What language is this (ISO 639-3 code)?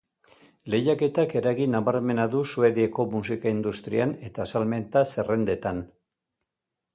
eus